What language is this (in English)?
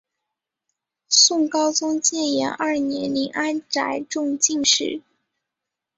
Chinese